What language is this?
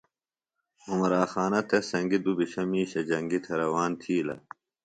Phalura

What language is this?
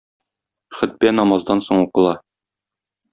Tatar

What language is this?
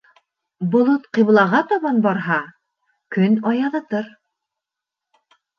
Bashkir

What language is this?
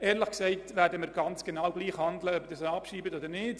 Swiss German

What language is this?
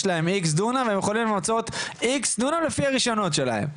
Hebrew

